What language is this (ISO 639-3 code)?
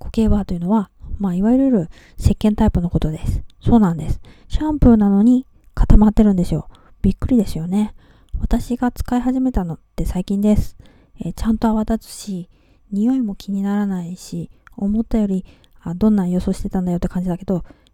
jpn